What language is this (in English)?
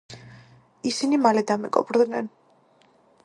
Georgian